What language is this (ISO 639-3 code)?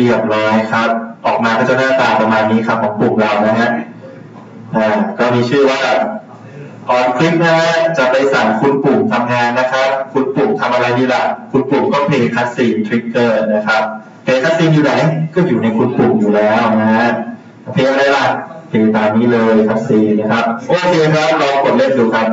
tha